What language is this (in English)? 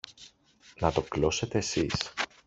Greek